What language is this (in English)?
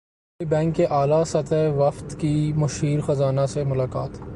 Urdu